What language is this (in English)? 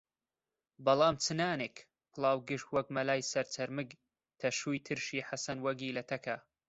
Central Kurdish